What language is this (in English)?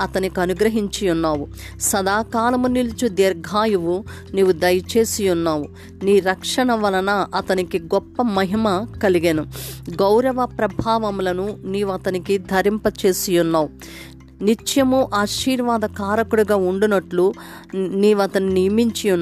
Telugu